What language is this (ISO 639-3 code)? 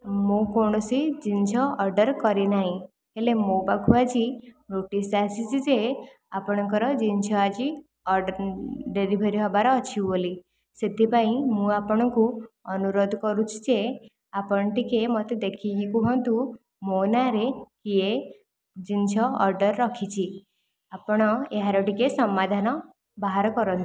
ori